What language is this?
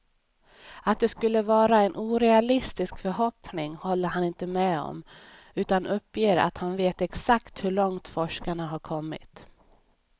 Swedish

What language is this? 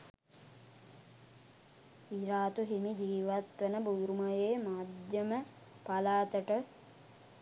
Sinhala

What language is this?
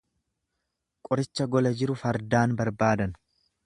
Oromo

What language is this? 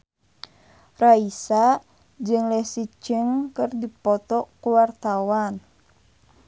Sundanese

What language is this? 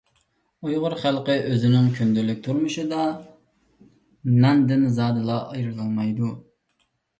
Uyghur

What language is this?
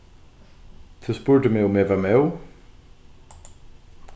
Faroese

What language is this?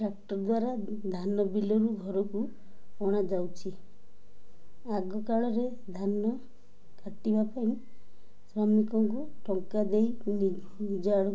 Odia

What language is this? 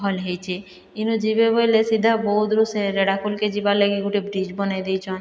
Odia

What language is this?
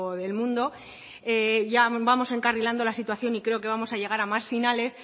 Spanish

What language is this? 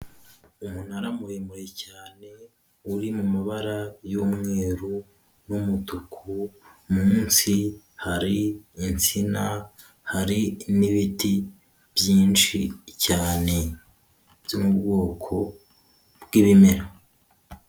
Kinyarwanda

